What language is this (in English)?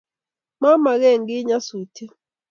Kalenjin